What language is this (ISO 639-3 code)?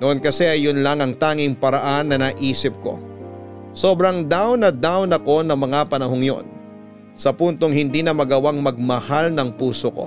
fil